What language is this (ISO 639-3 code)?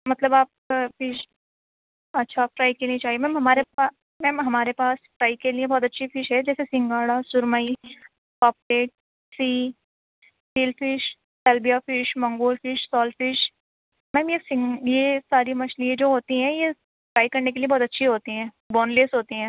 urd